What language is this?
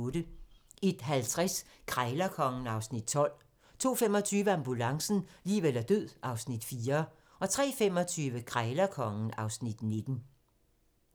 Danish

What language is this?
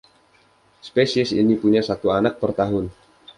Indonesian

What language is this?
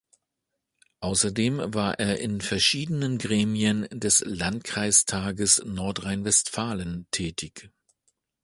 German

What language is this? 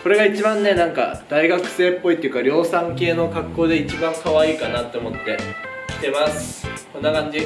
Japanese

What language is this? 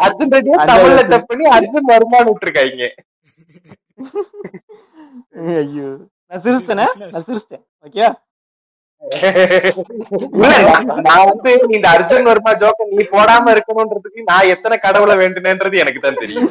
Tamil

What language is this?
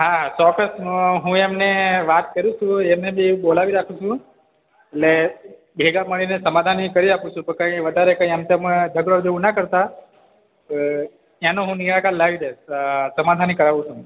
Gujarati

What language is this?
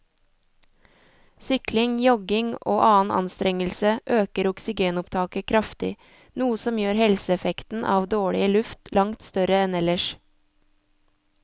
Norwegian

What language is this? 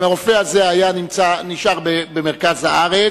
Hebrew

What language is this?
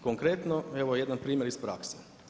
Croatian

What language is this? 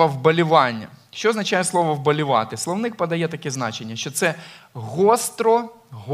Ukrainian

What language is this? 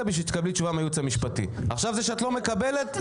Hebrew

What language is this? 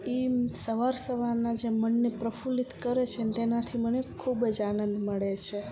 Gujarati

